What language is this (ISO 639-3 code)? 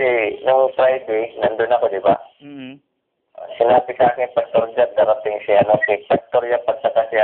fil